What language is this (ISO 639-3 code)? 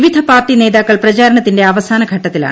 mal